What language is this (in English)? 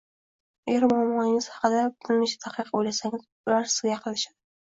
Uzbek